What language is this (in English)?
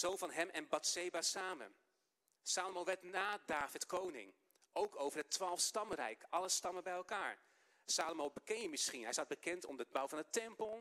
Dutch